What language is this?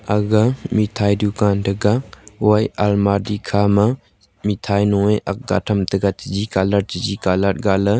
Wancho Naga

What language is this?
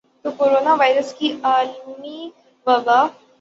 Urdu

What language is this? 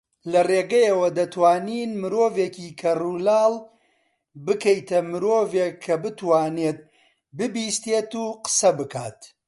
Central Kurdish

